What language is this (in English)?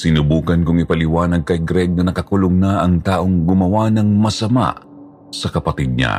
Filipino